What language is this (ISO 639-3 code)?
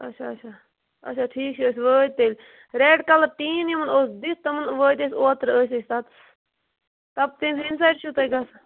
kas